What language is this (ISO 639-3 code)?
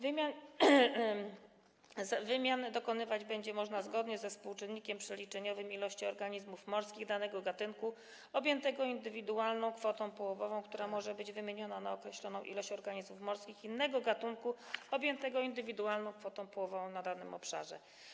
pol